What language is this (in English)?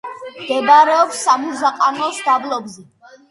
Georgian